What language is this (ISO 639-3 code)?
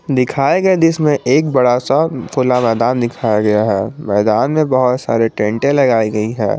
hin